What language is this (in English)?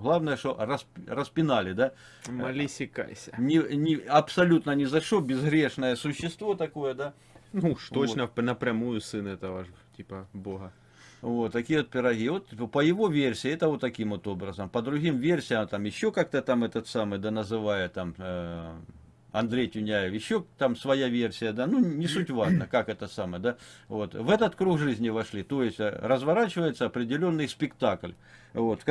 Russian